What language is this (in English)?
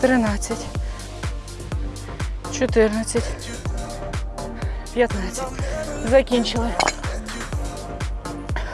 Ukrainian